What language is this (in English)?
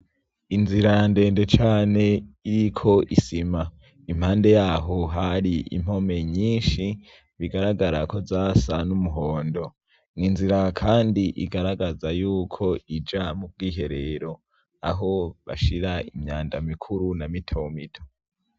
Rundi